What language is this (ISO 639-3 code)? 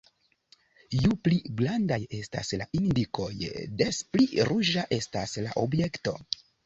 epo